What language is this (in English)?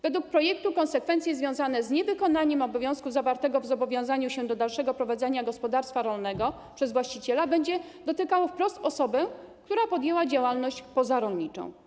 Polish